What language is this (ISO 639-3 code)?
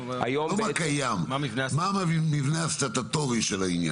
heb